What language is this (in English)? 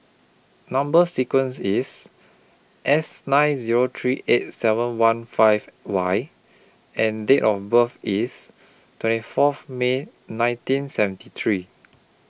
English